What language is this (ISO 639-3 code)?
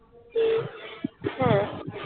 ben